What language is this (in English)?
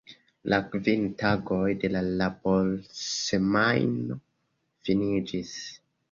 Esperanto